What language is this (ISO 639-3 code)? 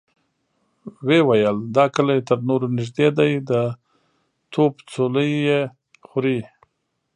pus